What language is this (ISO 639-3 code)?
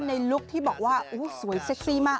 tha